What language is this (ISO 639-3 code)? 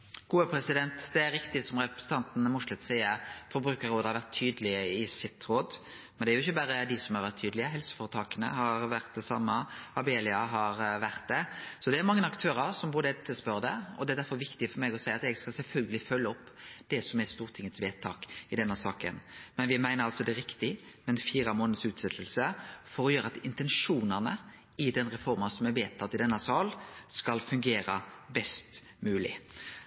nor